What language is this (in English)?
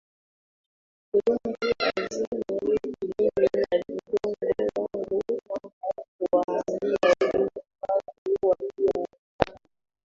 Swahili